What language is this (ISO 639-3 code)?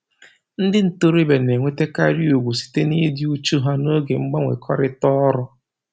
ibo